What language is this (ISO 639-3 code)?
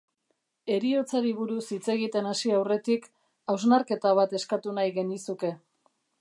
eus